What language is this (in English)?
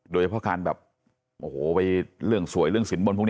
Thai